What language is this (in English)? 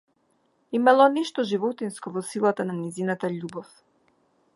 Macedonian